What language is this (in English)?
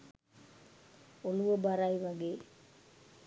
Sinhala